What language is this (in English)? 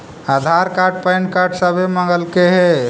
Magahi